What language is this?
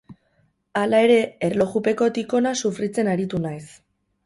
Basque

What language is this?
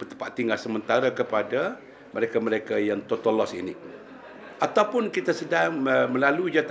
Malay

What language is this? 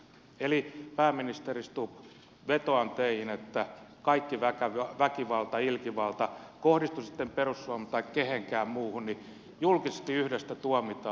Finnish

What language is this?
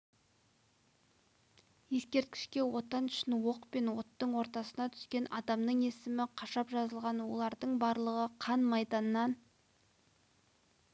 Kazakh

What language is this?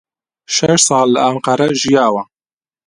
Central Kurdish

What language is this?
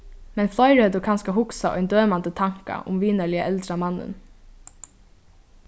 Faroese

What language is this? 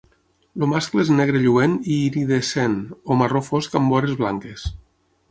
Catalan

